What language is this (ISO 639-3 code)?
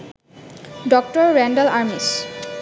ben